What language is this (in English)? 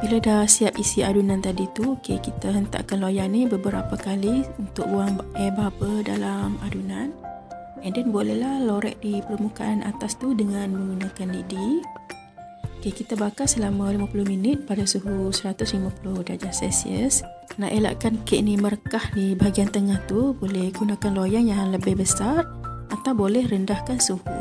Malay